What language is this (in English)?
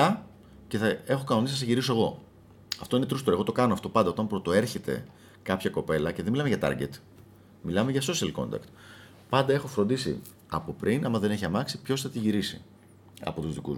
Greek